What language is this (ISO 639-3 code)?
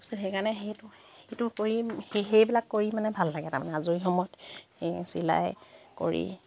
asm